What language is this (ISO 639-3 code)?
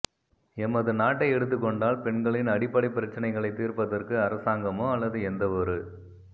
tam